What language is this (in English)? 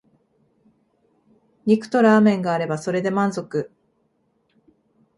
Japanese